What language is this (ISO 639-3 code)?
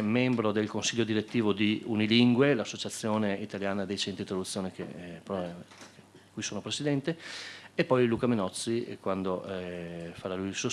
ita